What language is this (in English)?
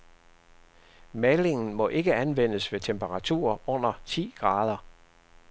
Danish